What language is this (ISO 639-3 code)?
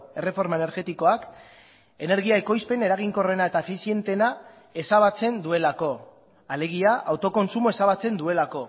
eus